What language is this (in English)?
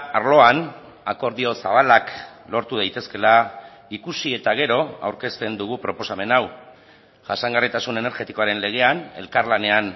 Basque